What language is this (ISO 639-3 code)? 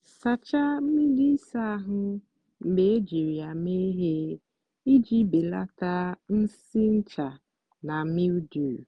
ibo